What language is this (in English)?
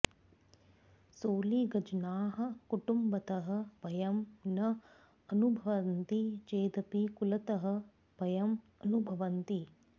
Sanskrit